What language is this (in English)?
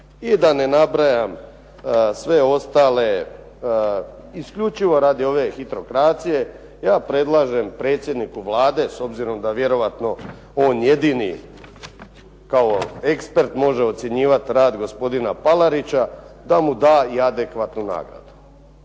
Croatian